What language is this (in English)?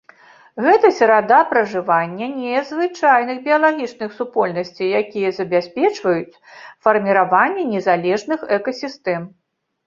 Belarusian